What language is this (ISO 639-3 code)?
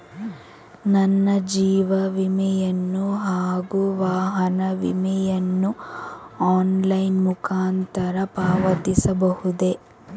kan